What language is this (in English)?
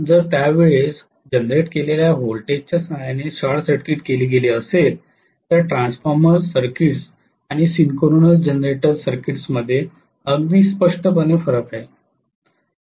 Marathi